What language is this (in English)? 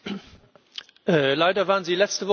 German